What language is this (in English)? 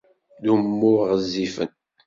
Kabyle